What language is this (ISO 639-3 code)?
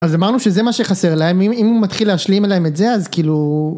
heb